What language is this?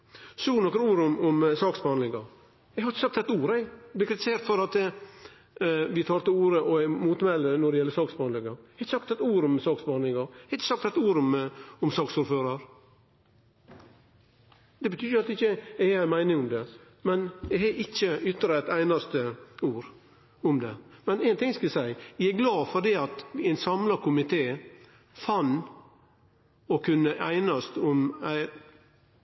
Norwegian Nynorsk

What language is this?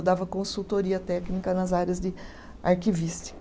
Portuguese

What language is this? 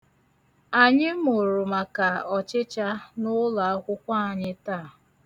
Igbo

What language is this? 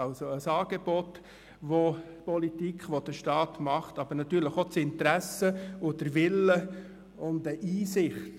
Swiss German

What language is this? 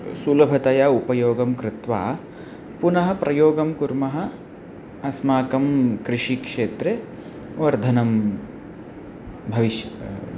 Sanskrit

